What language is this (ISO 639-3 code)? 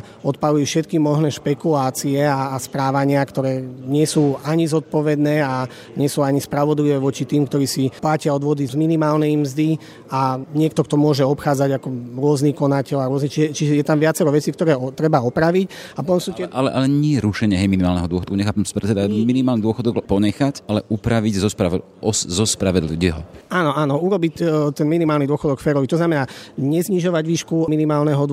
slk